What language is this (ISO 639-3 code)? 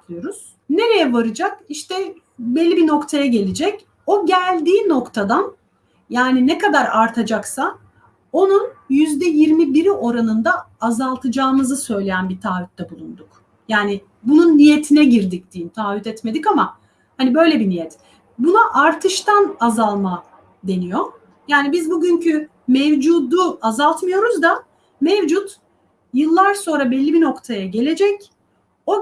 tur